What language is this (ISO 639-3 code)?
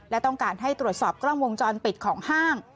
tha